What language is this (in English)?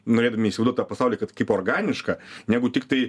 Lithuanian